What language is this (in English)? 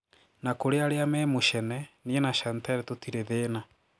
Kikuyu